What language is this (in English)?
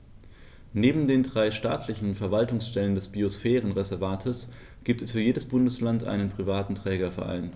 German